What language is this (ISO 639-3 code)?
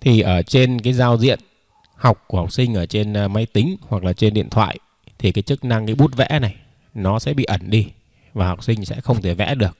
vie